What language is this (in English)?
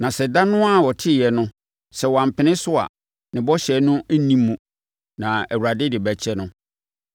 Akan